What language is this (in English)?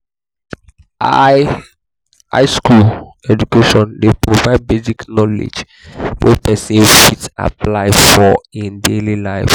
Nigerian Pidgin